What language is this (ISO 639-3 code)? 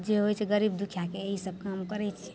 mai